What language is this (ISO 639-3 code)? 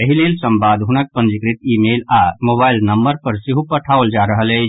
mai